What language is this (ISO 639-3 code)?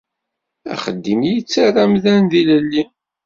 kab